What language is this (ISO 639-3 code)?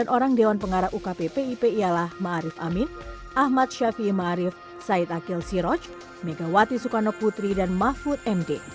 ind